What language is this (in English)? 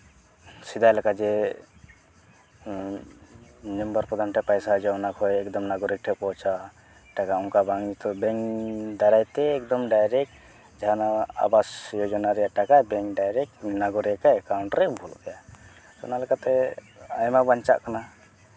Santali